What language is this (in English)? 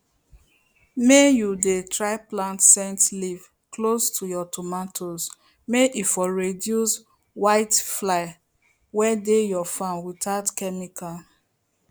Nigerian Pidgin